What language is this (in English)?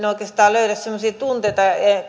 Finnish